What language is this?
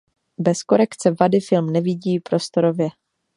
Czech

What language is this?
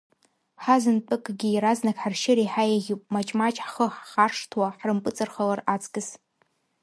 Abkhazian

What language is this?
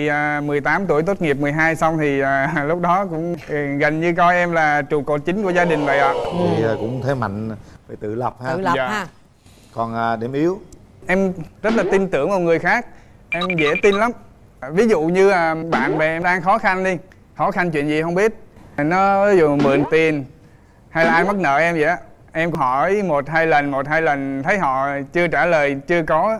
Vietnamese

